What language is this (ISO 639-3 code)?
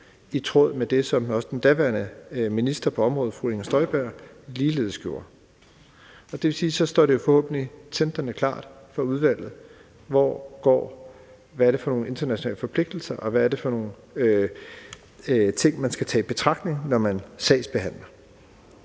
dan